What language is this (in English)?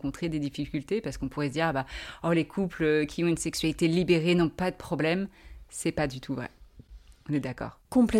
French